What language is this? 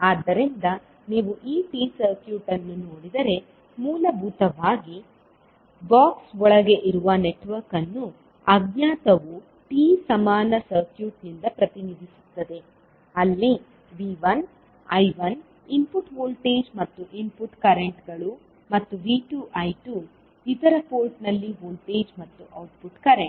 Kannada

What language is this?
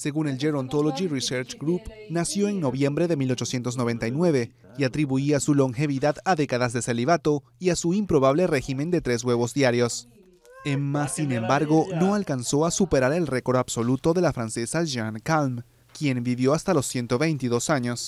Spanish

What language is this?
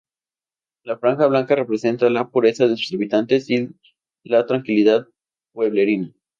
Spanish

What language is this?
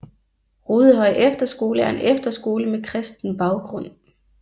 Danish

